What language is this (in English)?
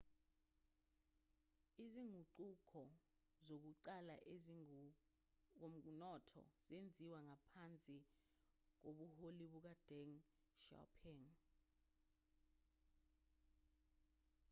Zulu